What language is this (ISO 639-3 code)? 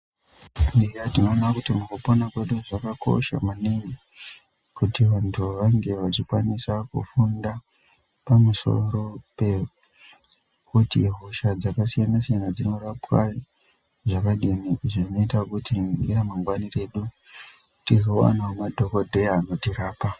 ndc